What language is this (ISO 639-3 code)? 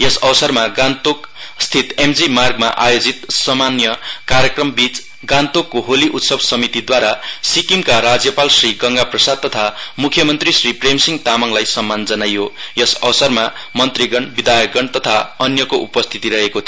nep